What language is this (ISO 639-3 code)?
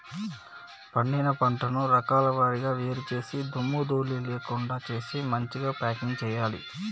tel